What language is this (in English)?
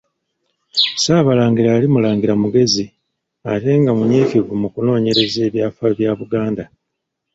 Ganda